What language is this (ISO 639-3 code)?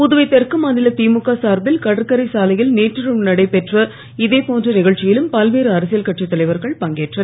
tam